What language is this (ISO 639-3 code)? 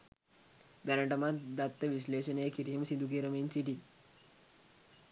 sin